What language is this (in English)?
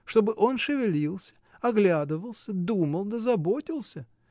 Russian